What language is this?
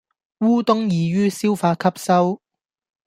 Cantonese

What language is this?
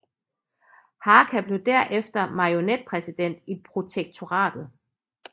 Danish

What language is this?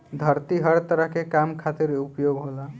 Bhojpuri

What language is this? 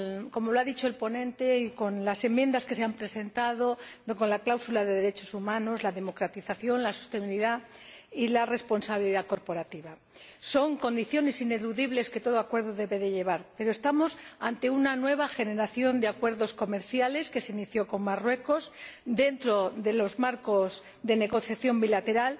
Spanish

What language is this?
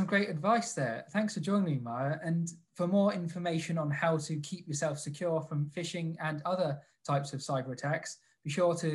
English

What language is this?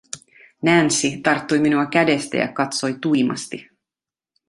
Finnish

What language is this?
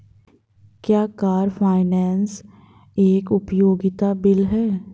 Hindi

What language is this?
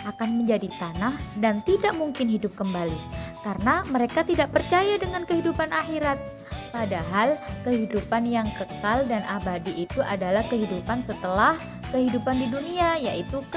Indonesian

